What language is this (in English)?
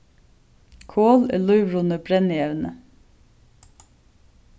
Faroese